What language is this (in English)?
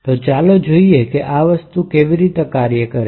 Gujarati